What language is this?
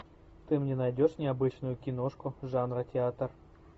Russian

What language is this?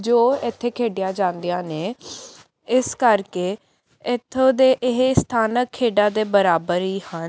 Punjabi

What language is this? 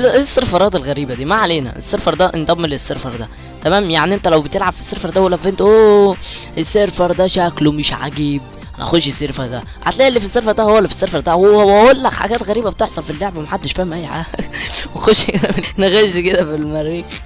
Arabic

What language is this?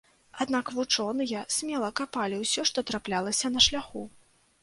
Belarusian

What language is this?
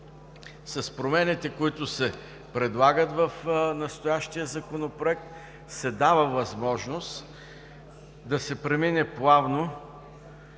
Bulgarian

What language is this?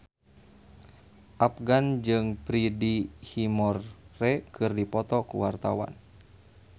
Sundanese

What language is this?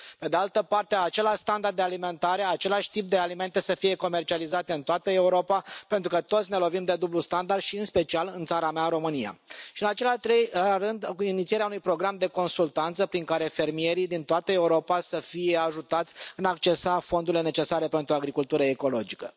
Romanian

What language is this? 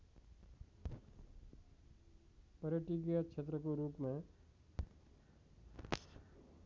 Nepali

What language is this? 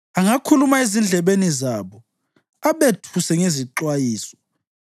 North Ndebele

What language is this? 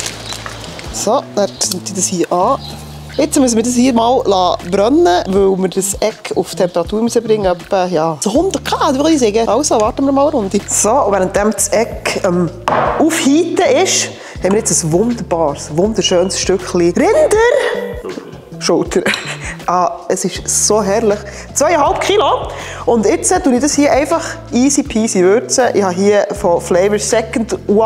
German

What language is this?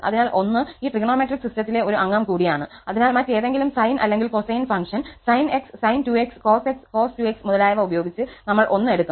Malayalam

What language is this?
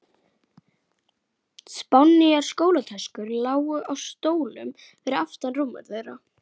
Icelandic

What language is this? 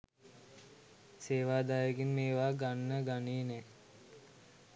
Sinhala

